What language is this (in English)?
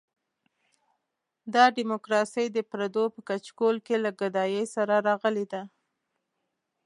Pashto